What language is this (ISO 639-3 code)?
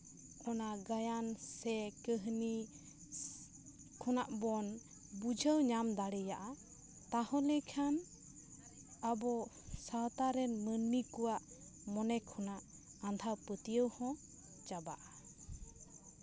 sat